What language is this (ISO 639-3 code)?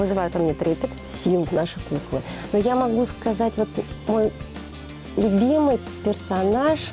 rus